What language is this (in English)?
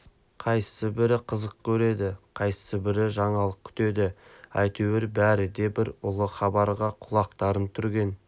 Kazakh